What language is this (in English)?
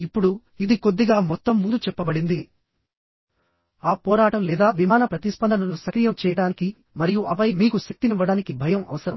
Telugu